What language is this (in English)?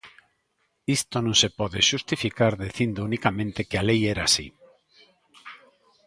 Galician